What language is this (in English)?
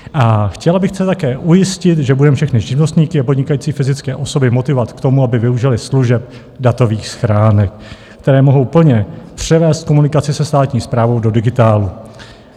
Czech